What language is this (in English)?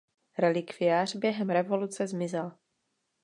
Czech